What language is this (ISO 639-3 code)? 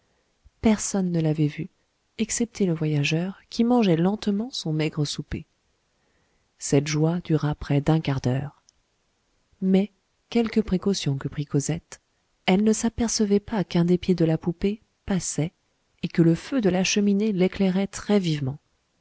fra